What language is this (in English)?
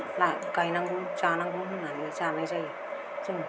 Bodo